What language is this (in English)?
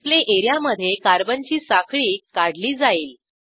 Marathi